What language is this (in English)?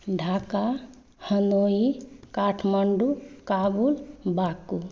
Maithili